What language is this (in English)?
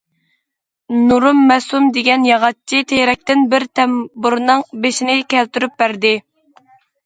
Uyghur